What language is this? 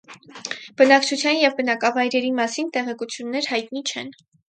Armenian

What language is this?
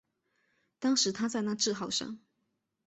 Chinese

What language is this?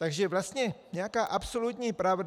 Czech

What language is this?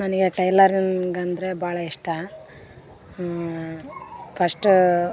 Kannada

